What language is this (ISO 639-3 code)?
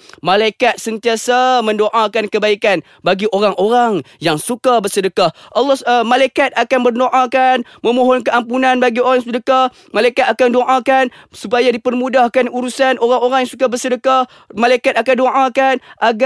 msa